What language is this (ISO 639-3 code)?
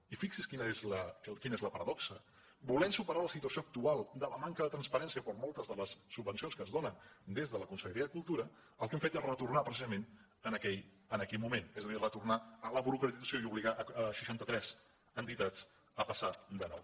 cat